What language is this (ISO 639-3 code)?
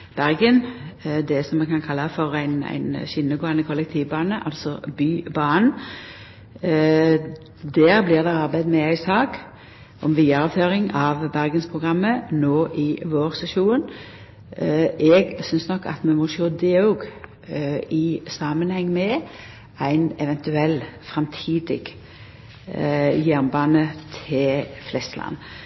nno